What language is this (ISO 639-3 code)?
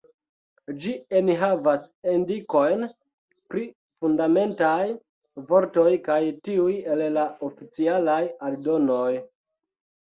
epo